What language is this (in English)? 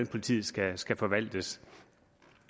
Danish